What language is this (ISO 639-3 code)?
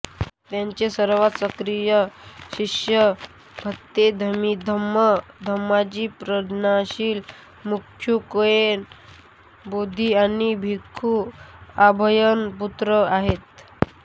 mar